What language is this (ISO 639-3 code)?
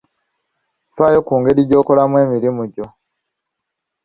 lug